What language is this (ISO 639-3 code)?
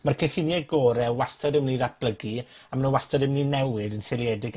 cym